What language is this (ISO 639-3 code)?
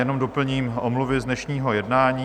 ces